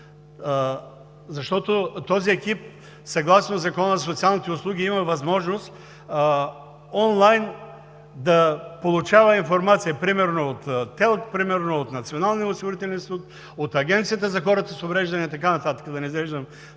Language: Bulgarian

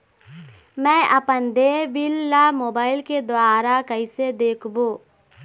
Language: Chhattisgarhi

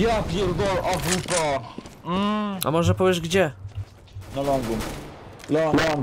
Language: Polish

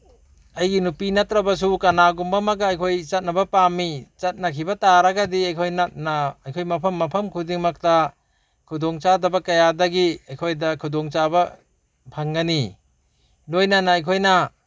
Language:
Manipuri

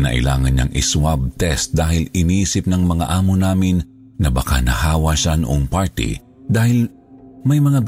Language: Filipino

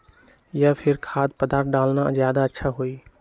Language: Magahi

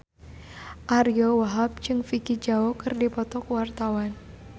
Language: Sundanese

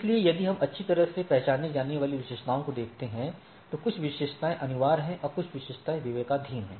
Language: Hindi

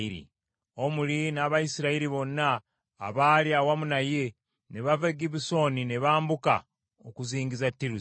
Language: Ganda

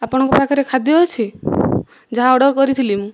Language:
Odia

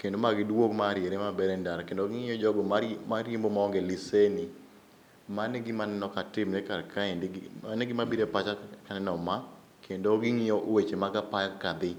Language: Luo (Kenya and Tanzania)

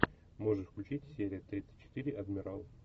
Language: Russian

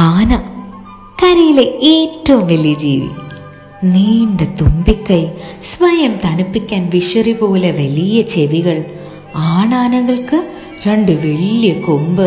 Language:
Malayalam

